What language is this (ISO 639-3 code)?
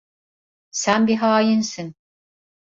tur